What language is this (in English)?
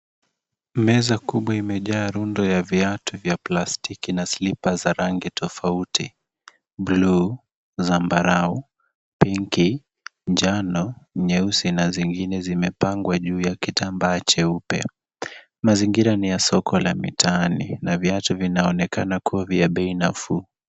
Swahili